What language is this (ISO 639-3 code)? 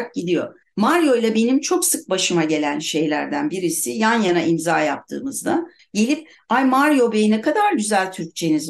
tur